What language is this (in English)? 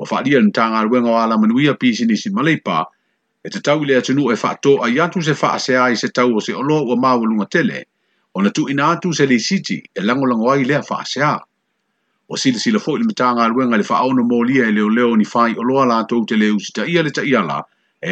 Malay